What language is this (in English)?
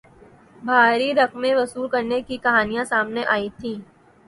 Urdu